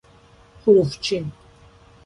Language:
Persian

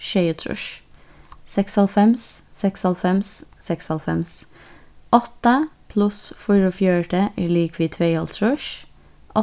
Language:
Faroese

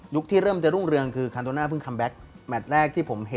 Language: Thai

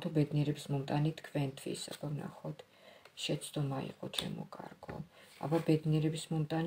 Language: Romanian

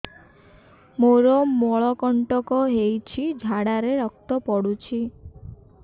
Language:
Odia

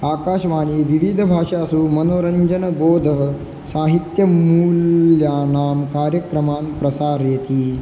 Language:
Sanskrit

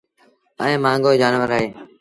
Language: Sindhi Bhil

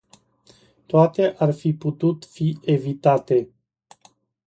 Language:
Romanian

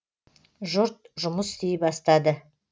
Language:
Kazakh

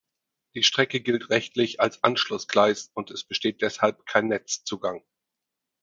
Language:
German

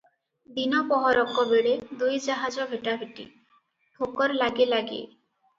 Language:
Odia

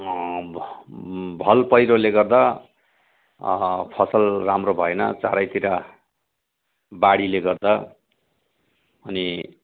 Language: Nepali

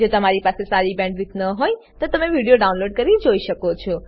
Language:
Gujarati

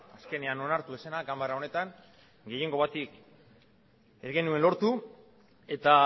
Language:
Basque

